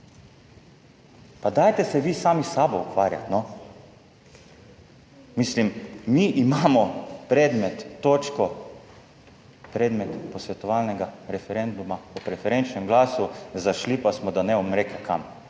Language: Slovenian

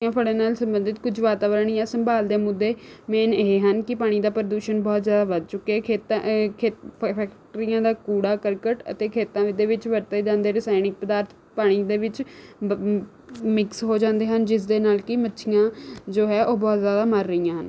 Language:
Punjabi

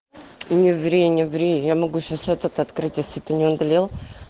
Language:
Russian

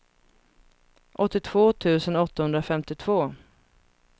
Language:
Swedish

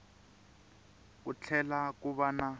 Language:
Tsonga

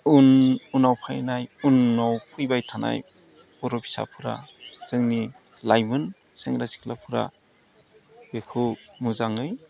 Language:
Bodo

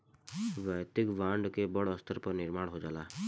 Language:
Bhojpuri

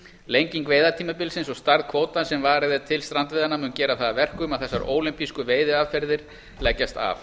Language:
Icelandic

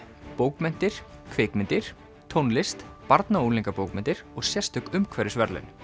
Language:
Icelandic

